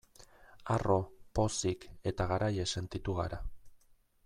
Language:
Basque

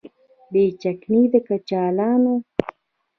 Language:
Pashto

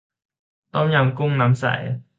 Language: Thai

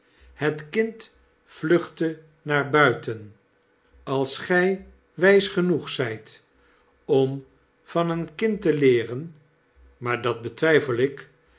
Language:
Dutch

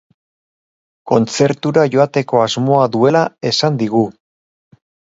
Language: Basque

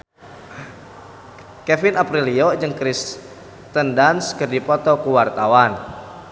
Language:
Sundanese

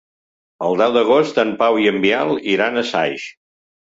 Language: Catalan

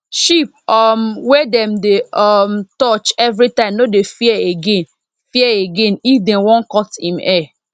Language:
Nigerian Pidgin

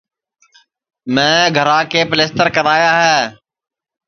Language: Sansi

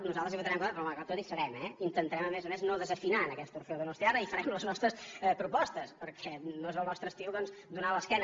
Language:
Catalan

